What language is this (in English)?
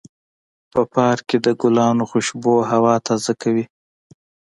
Pashto